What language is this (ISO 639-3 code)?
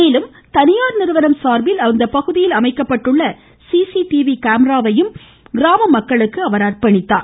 tam